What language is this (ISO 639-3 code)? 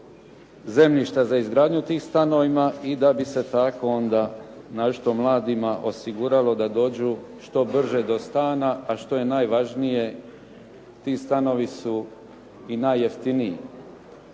hrv